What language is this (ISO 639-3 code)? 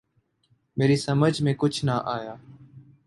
urd